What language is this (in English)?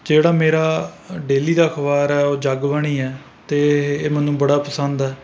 Punjabi